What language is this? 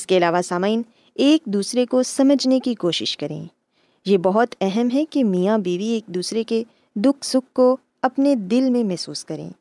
Urdu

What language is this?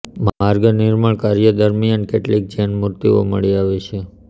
Gujarati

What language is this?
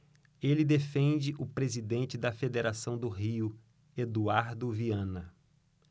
Portuguese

